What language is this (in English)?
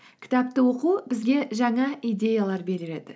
Kazakh